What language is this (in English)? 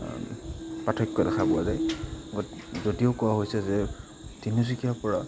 Assamese